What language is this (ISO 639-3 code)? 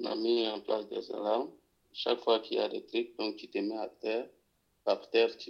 fra